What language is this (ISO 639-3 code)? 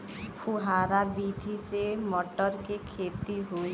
bho